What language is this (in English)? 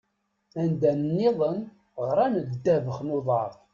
Kabyle